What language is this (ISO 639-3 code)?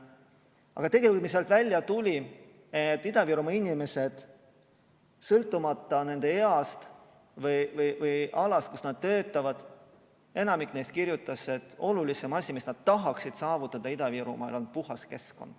est